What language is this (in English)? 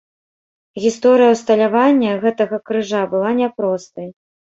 Belarusian